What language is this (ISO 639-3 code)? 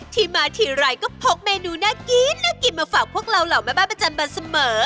tha